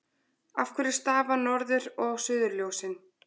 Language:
Icelandic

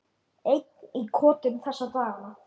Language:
Icelandic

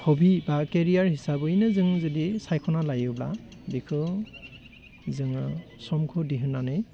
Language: Bodo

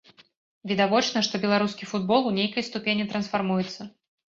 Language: Belarusian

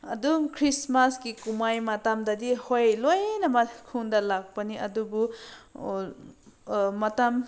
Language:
Manipuri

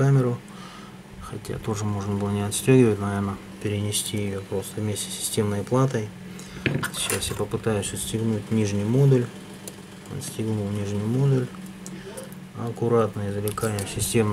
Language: Russian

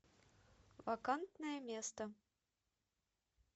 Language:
Russian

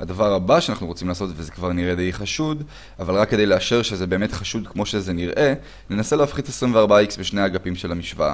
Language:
Hebrew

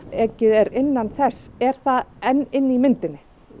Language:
Icelandic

